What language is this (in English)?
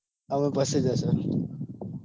Gujarati